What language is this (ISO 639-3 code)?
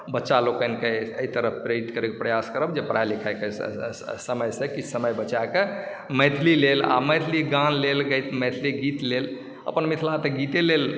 mai